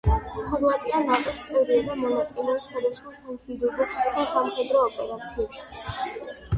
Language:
Georgian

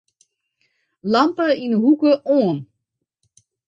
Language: Western Frisian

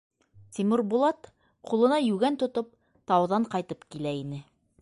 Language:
Bashkir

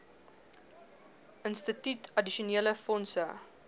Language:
Afrikaans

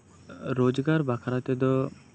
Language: Santali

